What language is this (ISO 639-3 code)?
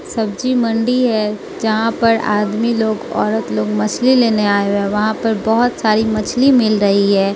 hin